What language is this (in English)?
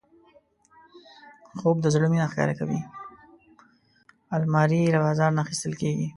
Pashto